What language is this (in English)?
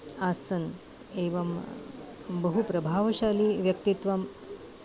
Sanskrit